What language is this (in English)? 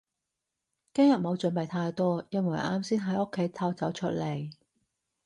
Cantonese